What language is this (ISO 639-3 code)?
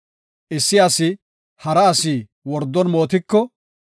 gof